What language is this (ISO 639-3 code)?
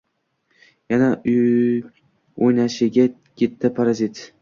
uzb